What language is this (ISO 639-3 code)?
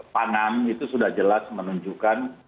ind